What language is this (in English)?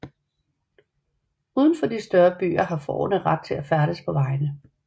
Danish